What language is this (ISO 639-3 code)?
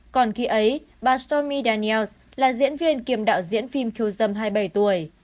vie